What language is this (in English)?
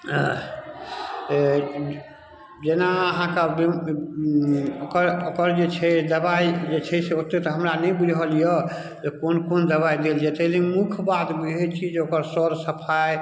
Maithili